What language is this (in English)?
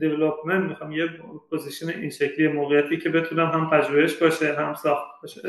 Persian